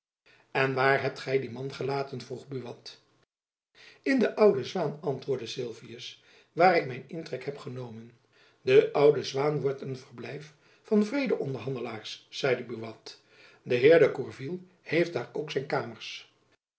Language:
Dutch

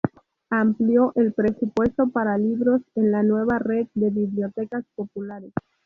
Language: Spanish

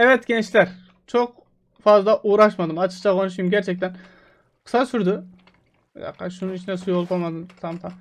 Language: Turkish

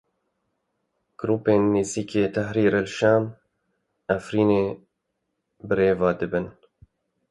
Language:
Kurdish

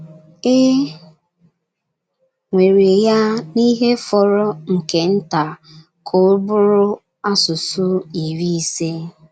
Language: Igbo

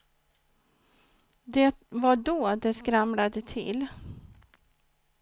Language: Swedish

